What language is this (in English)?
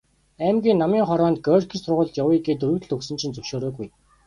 Mongolian